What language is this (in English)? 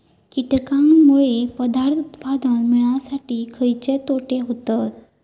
Marathi